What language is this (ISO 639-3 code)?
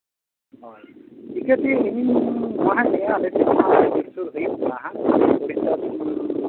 sat